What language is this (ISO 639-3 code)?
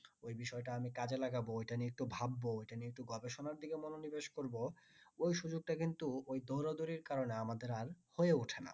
ben